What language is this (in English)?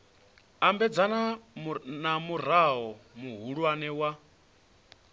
Venda